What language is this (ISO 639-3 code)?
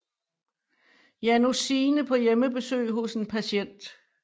dan